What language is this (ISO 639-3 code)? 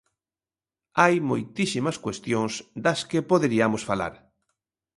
glg